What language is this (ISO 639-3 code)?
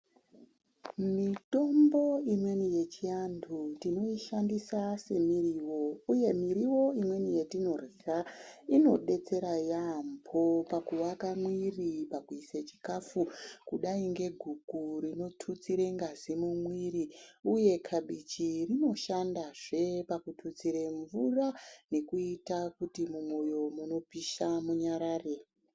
ndc